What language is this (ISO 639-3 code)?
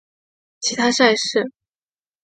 zho